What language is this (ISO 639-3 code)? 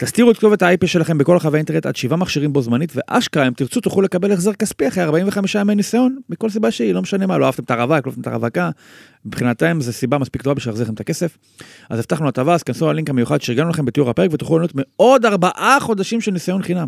heb